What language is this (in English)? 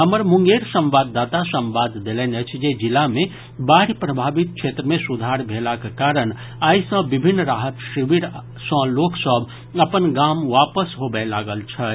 Maithili